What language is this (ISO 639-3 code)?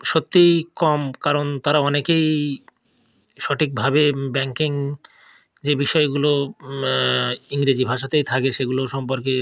ben